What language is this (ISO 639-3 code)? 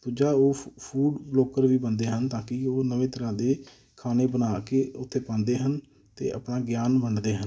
pan